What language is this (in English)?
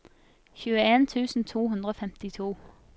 Norwegian